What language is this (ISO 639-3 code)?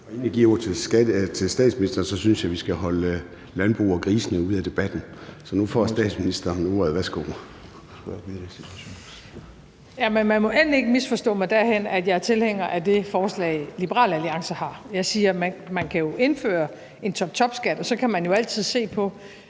dan